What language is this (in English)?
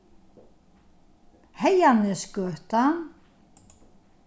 Faroese